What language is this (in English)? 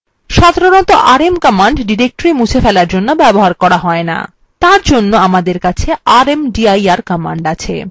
Bangla